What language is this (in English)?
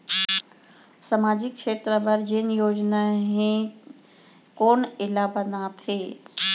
Chhattisgarhi